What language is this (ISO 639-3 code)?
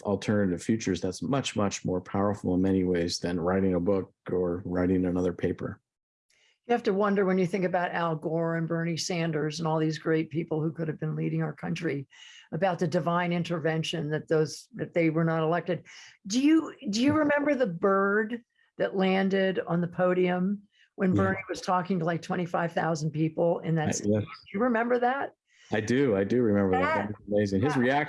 eng